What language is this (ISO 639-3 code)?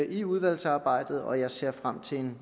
dan